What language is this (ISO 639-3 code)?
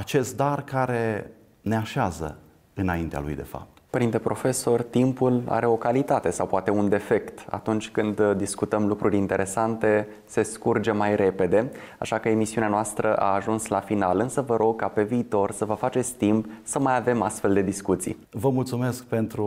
ron